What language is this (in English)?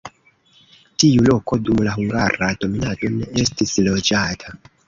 Esperanto